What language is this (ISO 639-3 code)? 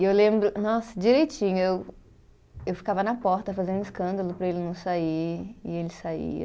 por